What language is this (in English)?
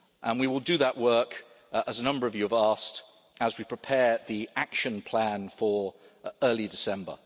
English